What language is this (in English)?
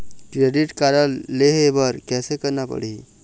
Chhattisgarhi